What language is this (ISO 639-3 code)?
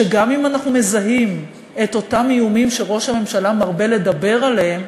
heb